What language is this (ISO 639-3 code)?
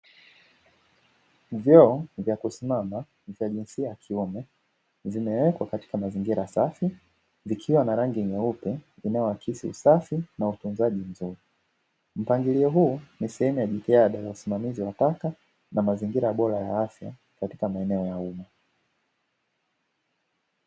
swa